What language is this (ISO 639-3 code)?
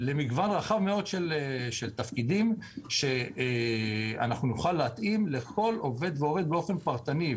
heb